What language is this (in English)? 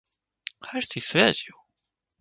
Korean